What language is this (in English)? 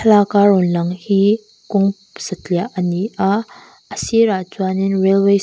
Mizo